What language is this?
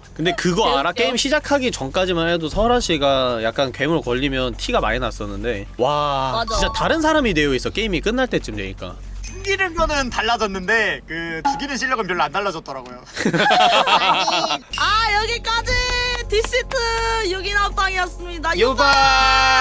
Korean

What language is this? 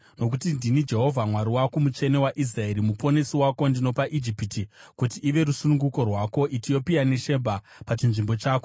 Shona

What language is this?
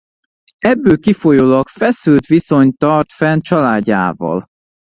Hungarian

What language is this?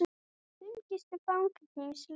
Icelandic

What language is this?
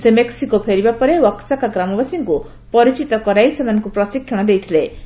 Odia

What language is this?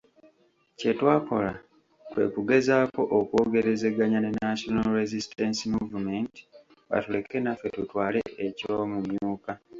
Ganda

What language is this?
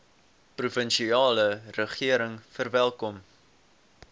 Afrikaans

